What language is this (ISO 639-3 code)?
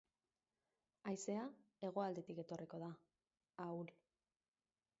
eus